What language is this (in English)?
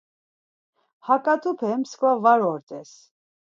Laz